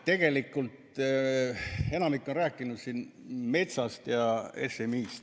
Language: Estonian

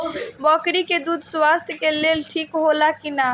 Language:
Bhojpuri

